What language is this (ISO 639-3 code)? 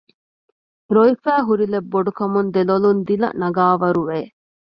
div